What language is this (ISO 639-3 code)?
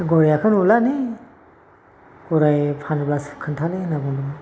brx